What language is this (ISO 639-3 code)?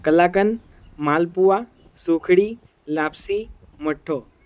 guj